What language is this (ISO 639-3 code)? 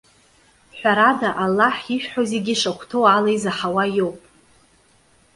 abk